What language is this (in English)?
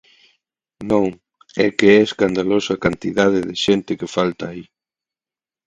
Galician